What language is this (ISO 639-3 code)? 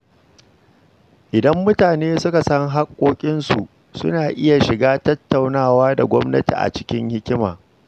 hau